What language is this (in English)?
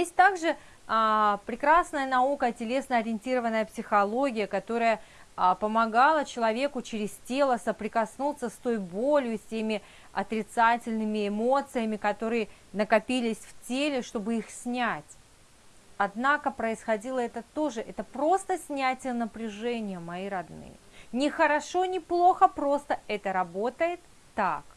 Russian